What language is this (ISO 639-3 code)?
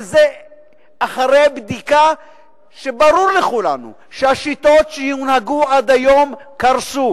heb